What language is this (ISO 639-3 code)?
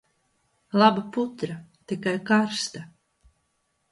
lav